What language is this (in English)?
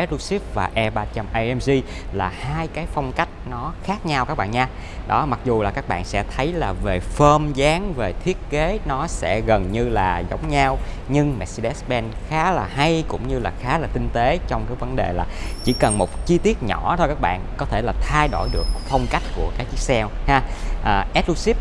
Vietnamese